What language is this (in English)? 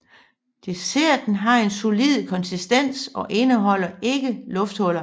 Danish